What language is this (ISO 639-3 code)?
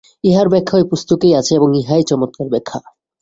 ben